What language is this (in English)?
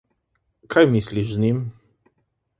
Slovenian